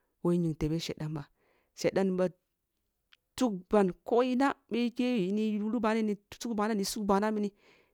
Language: Kulung (Nigeria)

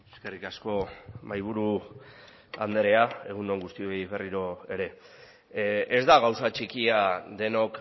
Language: Basque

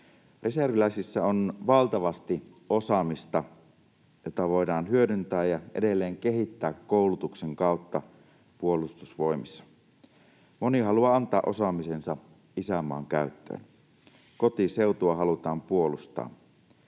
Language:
Finnish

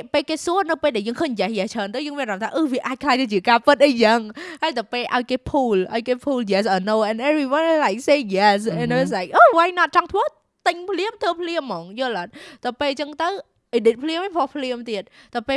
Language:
Vietnamese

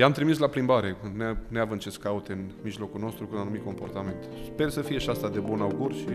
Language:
Romanian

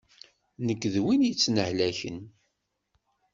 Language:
Kabyle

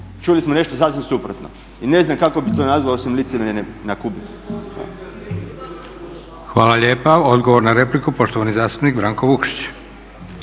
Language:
Croatian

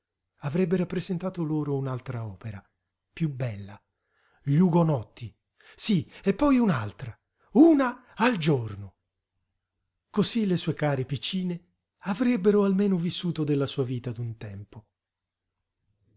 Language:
Italian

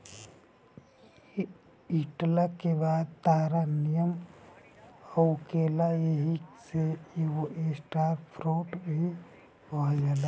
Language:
Bhojpuri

